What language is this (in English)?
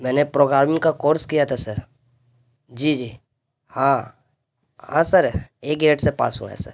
Urdu